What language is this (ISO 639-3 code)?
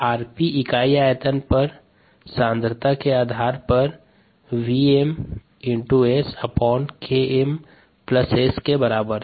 hin